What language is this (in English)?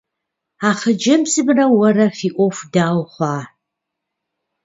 Kabardian